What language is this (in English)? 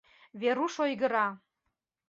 Mari